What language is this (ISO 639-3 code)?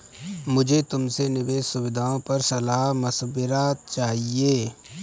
hin